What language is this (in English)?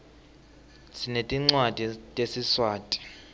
Swati